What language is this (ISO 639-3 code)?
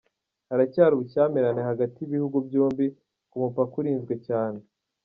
kin